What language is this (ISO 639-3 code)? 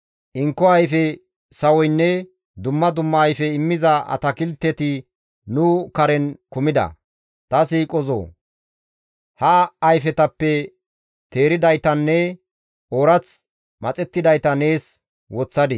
gmv